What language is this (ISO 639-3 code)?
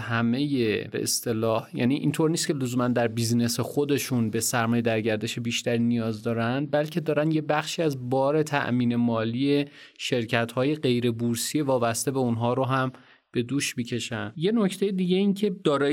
fas